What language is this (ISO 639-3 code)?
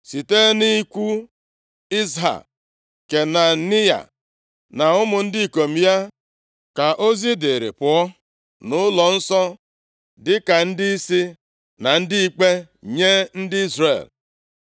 ibo